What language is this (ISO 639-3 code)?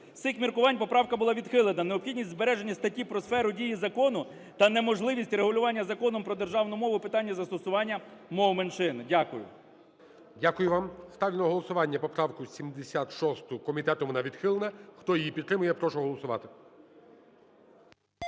ukr